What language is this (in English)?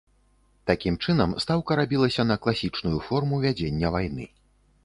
Belarusian